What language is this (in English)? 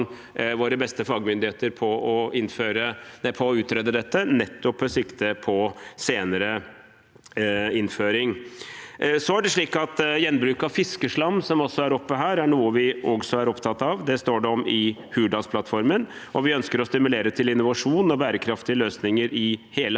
Norwegian